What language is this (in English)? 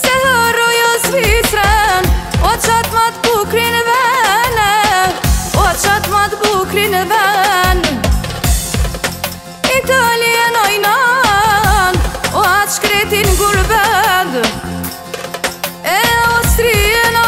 Arabic